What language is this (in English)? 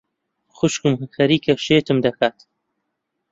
Central Kurdish